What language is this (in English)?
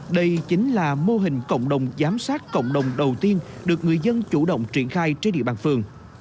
Vietnamese